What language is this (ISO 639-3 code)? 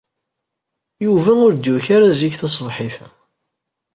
kab